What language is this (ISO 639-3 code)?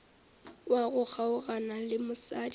nso